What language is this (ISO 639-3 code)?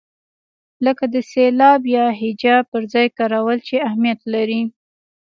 pus